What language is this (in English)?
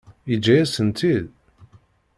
Kabyle